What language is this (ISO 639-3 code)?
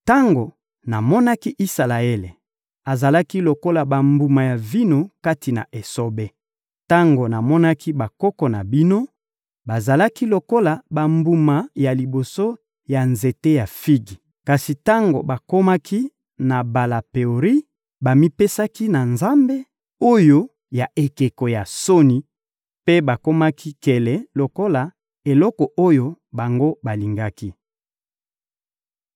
lin